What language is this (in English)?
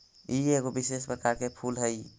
Magahi